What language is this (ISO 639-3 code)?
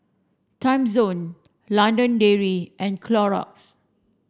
eng